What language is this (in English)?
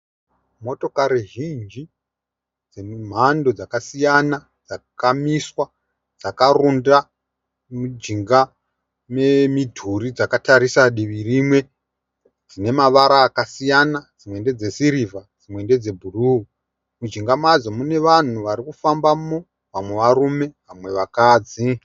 Shona